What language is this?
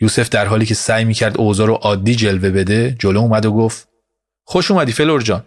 Persian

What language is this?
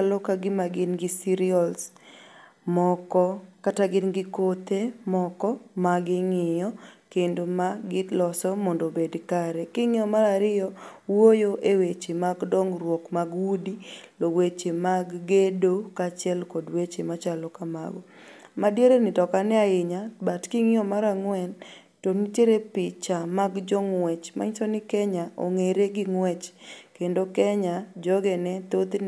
Luo (Kenya and Tanzania)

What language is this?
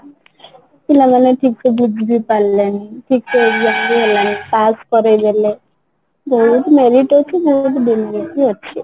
Odia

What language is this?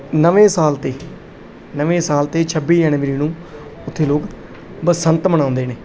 Punjabi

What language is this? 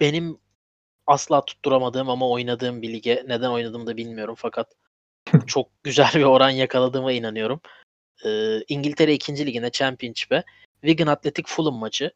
Turkish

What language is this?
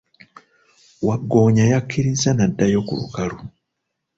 Ganda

